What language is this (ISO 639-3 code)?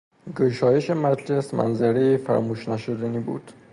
fas